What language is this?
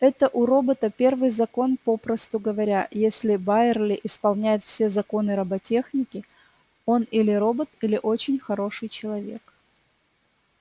Russian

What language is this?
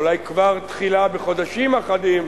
Hebrew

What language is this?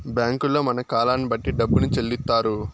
Telugu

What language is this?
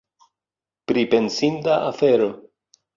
Esperanto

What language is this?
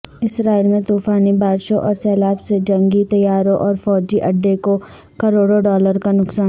Urdu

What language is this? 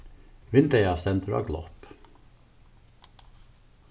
Faroese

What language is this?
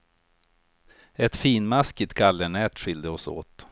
Swedish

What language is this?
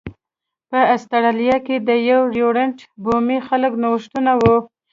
Pashto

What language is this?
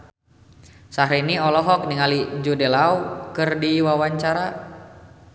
Sundanese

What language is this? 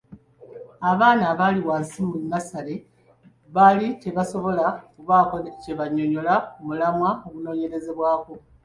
Ganda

